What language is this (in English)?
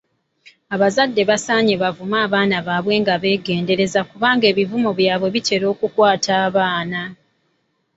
Ganda